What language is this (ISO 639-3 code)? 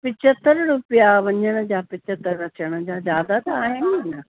snd